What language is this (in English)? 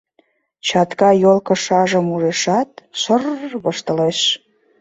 Mari